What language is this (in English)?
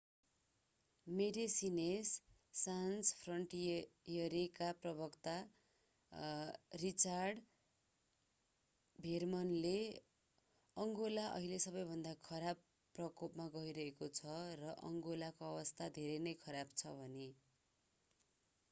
Nepali